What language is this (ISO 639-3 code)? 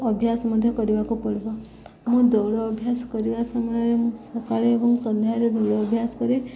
ori